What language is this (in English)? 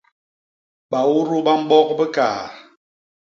Basaa